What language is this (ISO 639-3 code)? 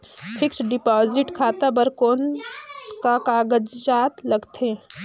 hne